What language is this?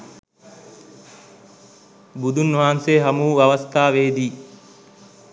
Sinhala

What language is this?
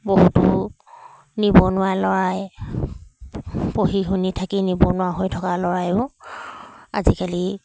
Assamese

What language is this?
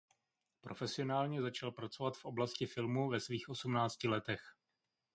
Czech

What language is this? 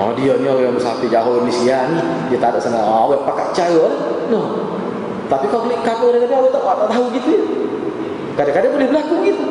Malay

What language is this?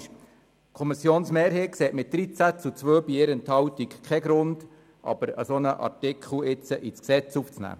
Swiss German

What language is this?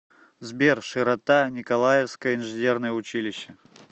Russian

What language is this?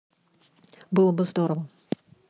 Russian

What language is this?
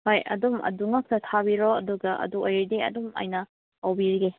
Manipuri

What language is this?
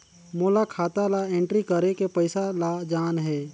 Chhattisgarhi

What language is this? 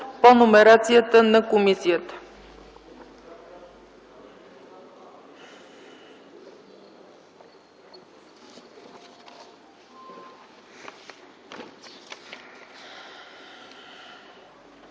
Bulgarian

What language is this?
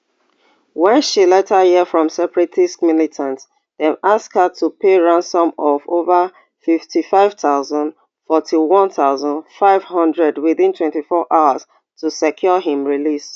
Nigerian Pidgin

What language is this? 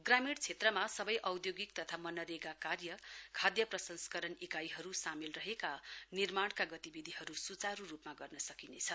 Nepali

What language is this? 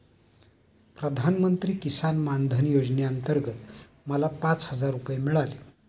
Marathi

